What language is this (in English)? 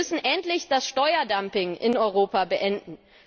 German